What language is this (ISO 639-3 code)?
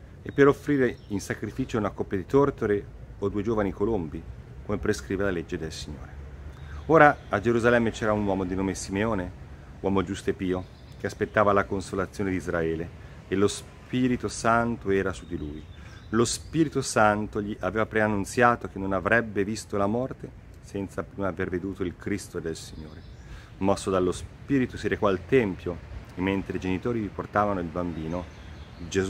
ita